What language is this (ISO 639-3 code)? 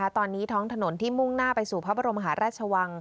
tha